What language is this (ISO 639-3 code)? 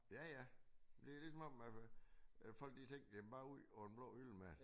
dan